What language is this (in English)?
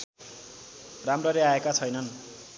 Nepali